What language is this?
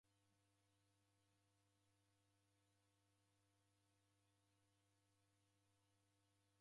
Taita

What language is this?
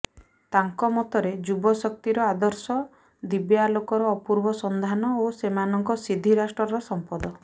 Odia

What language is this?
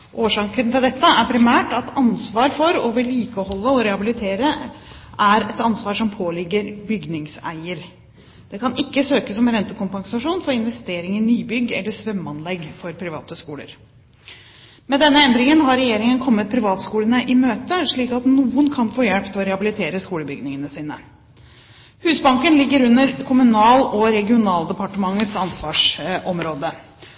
Norwegian Bokmål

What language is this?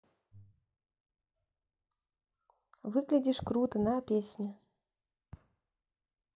Russian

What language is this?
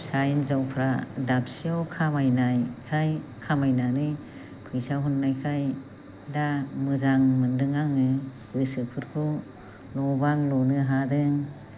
Bodo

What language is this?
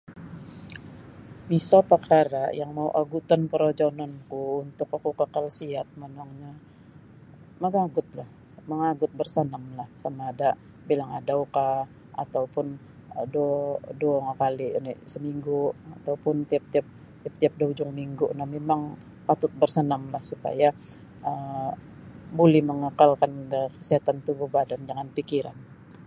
Sabah Bisaya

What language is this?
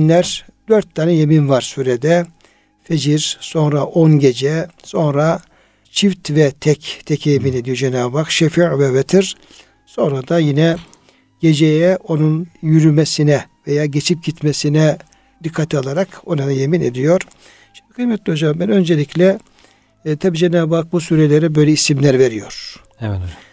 Turkish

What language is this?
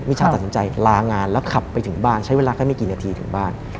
Thai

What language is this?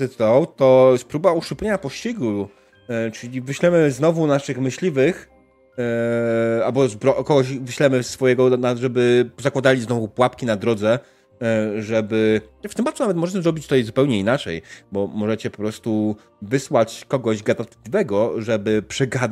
Polish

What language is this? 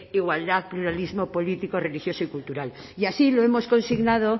Spanish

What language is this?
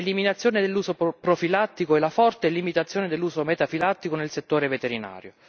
Italian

